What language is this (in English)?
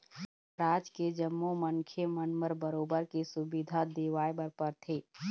Chhattisgarhi